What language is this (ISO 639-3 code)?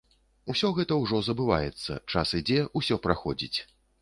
bel